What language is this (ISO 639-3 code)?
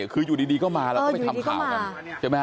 tha